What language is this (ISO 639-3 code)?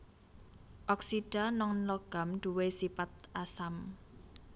jav